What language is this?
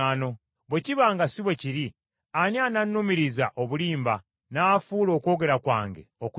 Ganda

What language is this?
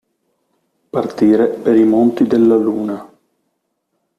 Italian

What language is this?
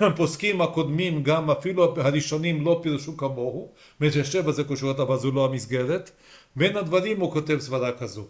Hebrew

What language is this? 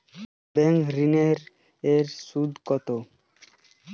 Bangla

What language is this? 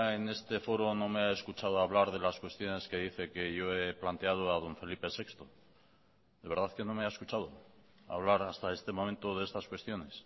Spanish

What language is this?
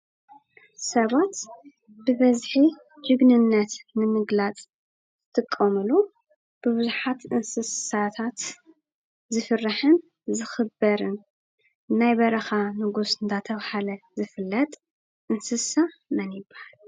Tigrinya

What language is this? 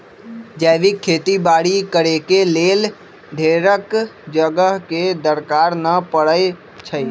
Magahi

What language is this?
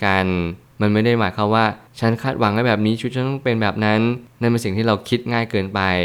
Thai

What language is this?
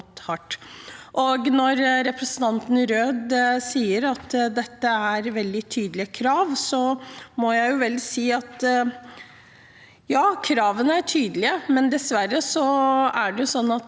Norwegian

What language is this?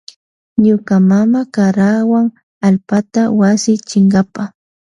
Loja Highland Quichua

